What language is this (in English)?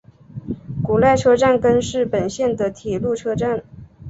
Chinese